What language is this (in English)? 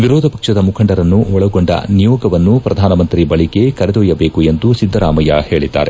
Kannada